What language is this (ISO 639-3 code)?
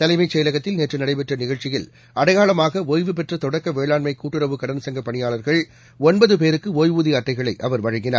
tam